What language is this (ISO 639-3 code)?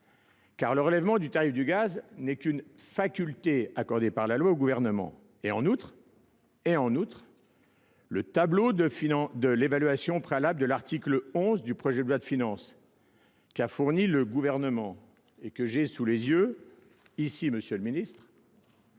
fra